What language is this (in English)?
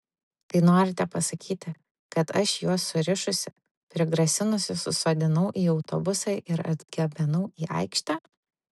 Lithuanian